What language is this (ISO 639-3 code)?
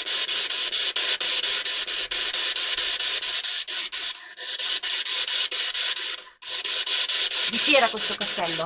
ita